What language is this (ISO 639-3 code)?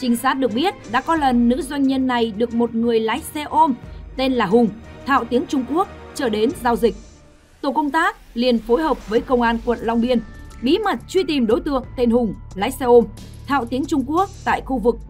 vie